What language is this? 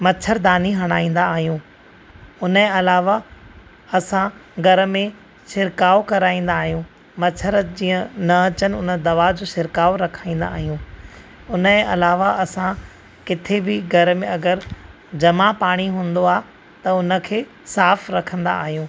Sindhi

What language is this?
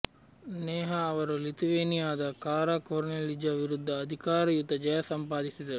Kannada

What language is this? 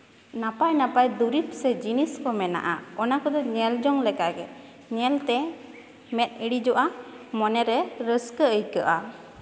Santali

